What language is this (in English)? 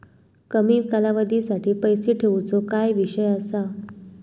Marathi